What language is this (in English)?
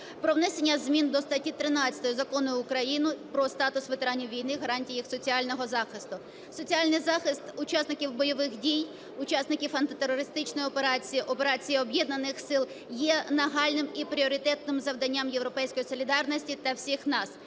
Ukrainian